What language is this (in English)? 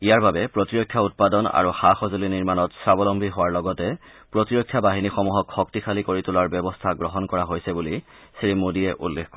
Assamese